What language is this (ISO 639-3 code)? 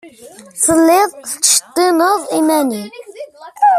kab